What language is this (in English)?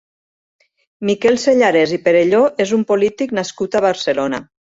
Catalan